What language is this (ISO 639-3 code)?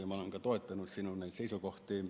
est